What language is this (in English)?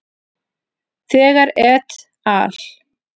Icelandic